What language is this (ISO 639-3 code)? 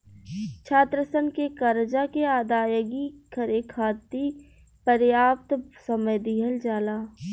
bho